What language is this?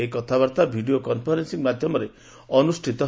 Odia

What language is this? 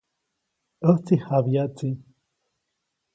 Copainalá Zoque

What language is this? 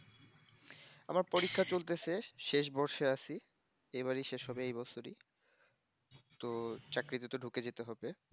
Bangla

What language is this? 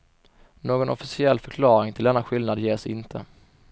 Swedish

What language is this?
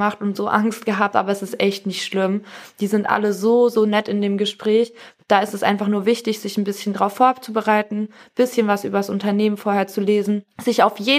German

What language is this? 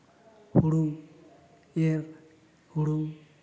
Santali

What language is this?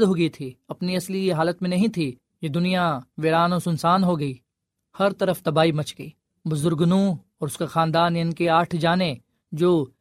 Urdu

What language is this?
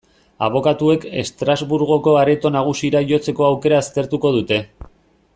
Basque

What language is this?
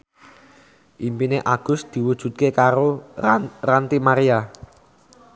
Javanese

